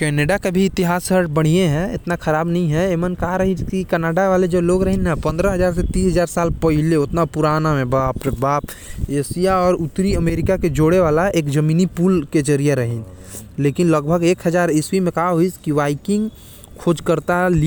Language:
Korwa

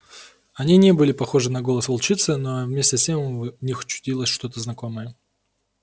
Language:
Russian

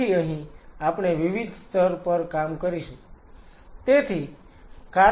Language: Gujarati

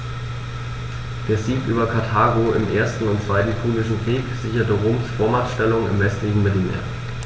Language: German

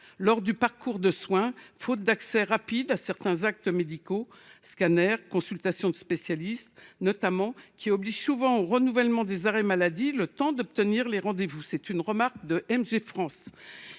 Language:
French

